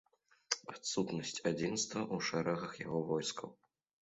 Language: Belarusian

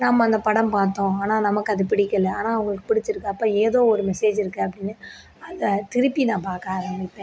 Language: Tamil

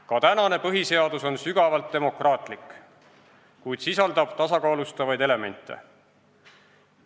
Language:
Estonian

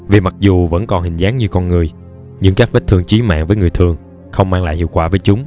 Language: Vietnamese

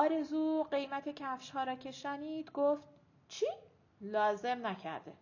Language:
Persian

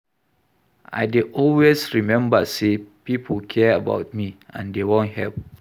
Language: Nigerian Pidgin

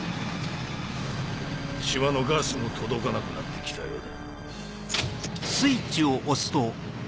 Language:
Japanese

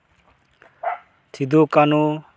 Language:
Santali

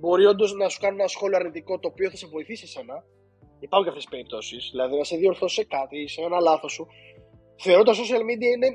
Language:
Greek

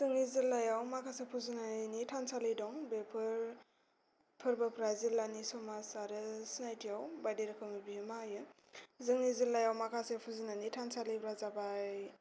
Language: Bodo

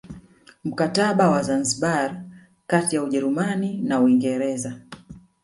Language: Swahili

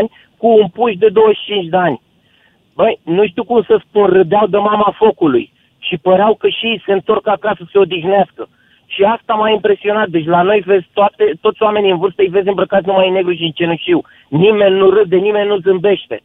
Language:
Romanian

